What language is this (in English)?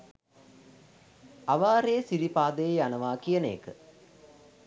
Sinhala